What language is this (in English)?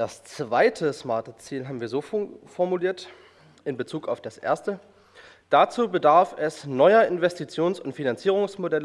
German